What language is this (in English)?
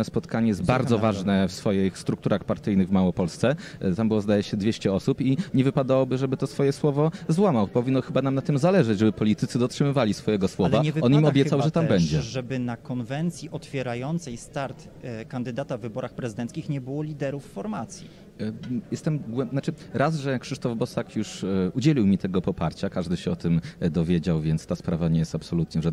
Polish